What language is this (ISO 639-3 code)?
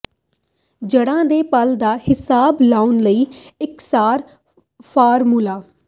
pan